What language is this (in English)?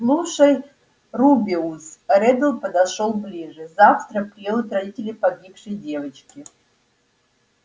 Russian